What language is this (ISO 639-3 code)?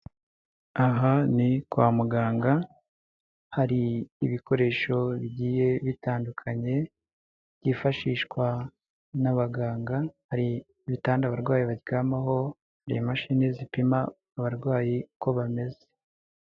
kin